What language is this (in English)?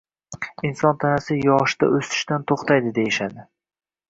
Uzbek